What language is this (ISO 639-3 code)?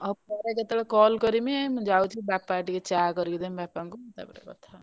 ori